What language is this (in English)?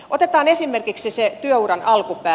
Finnish